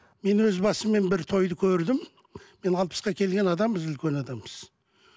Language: Kazakh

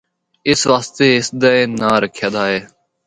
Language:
Northern Hindko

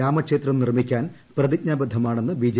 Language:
Malayalam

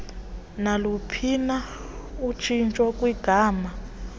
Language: Xhosa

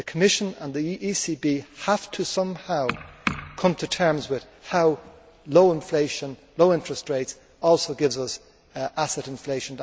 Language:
English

